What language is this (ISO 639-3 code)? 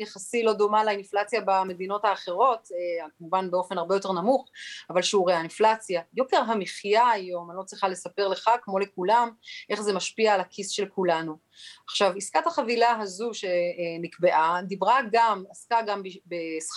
heb